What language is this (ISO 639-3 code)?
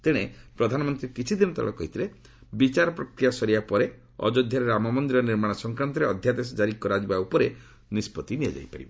ori